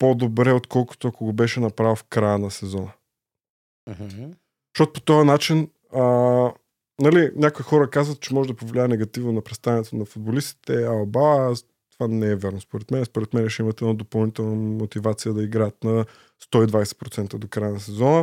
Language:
Bulgarian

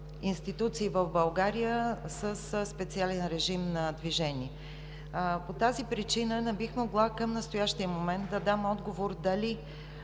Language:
Bulgarian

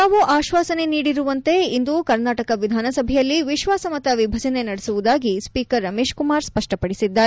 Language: Kannada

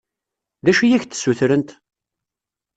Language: Kabyle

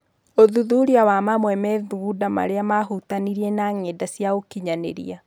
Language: Kikuyu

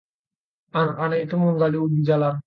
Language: Indonesian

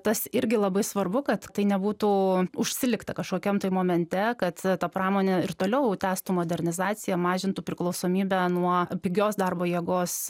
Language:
Lithuanian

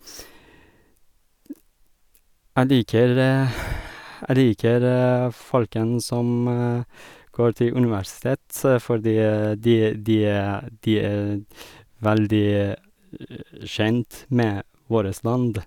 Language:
Norwegian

